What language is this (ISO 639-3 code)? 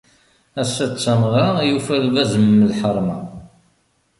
kab